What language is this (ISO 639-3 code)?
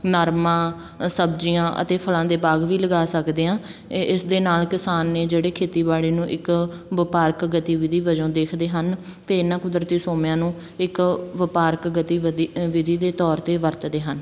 pan